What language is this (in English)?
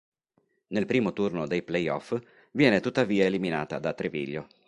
Italian